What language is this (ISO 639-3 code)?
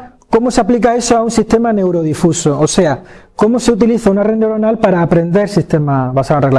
spa